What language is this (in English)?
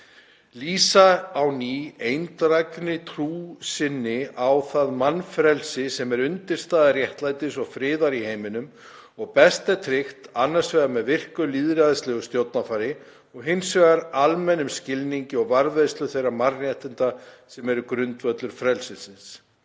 Icelandic